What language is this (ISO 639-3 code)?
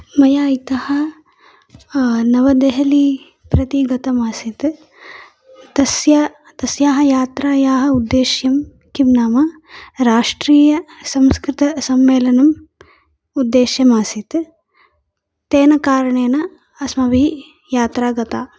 san